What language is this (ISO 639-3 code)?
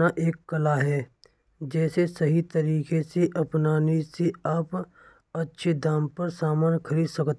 bra